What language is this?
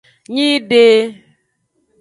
Aja (Benin)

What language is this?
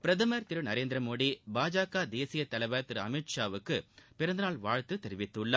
Tamil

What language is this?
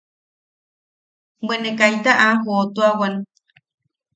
Yaqui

